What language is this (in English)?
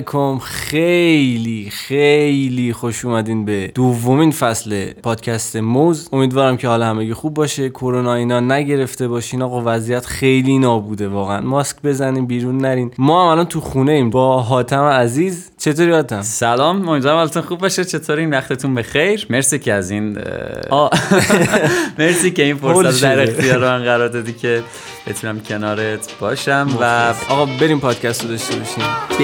Persian